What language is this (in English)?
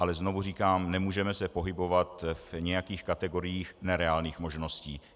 Czech